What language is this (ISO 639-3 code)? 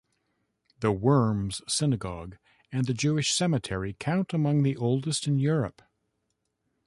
eng